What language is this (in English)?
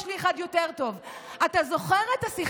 Hebrew